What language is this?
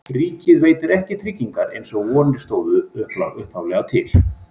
Icelandic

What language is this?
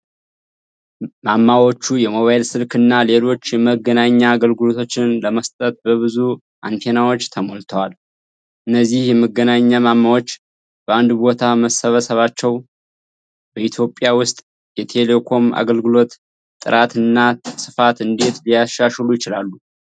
Amharic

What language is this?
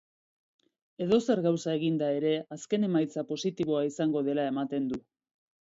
Basque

